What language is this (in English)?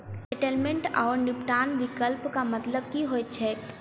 Maithili